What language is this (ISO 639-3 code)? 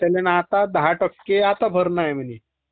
mar